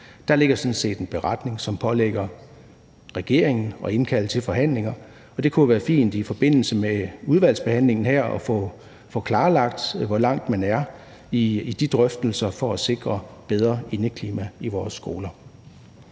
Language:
Danish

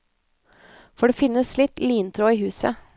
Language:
Norwegian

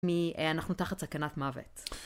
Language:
Hebrew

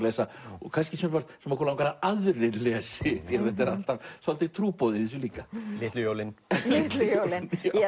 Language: Icelandic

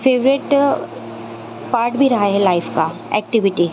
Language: Urdu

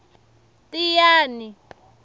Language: Tsonga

